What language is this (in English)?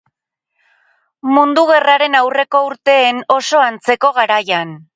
Basque